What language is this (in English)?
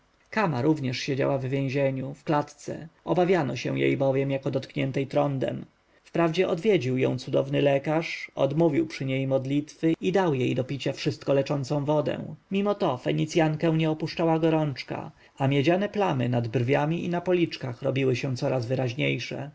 Polish